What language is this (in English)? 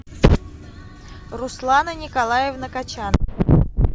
Russian